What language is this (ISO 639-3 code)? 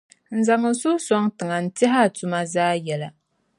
dag